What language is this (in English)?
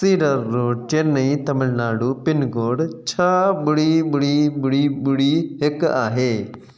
Sindhi